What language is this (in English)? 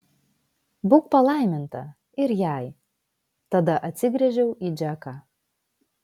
Lithuanian